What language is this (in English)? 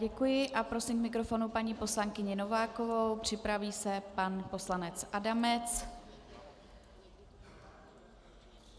Czech